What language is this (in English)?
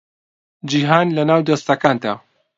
Central Kurdish